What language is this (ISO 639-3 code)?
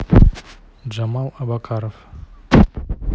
rus